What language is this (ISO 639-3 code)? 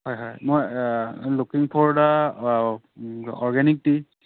asm